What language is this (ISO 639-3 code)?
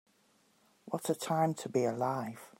eng